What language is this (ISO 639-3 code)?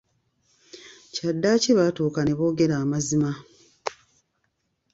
lug